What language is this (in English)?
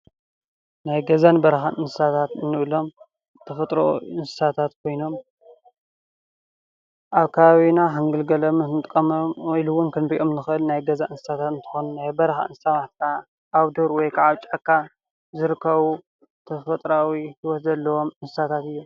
Tigrinya